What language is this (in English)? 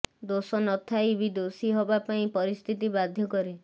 Odia